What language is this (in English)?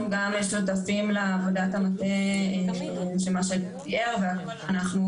Hebrew